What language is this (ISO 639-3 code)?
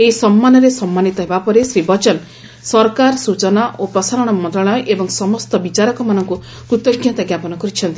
ori